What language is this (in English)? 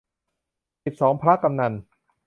Thai